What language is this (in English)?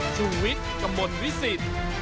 Thai